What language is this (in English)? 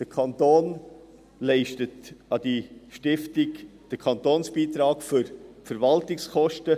Swiss German